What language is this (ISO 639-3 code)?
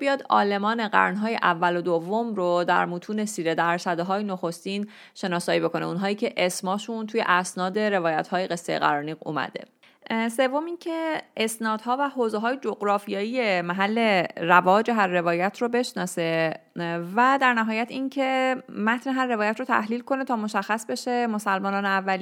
fas